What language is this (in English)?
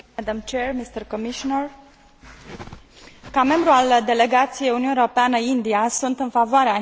Romanian